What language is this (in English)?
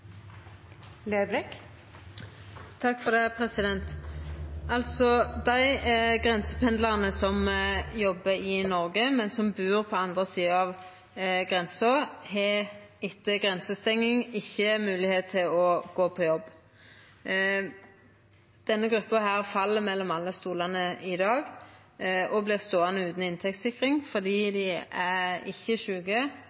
Norwegian